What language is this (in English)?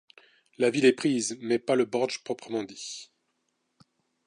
French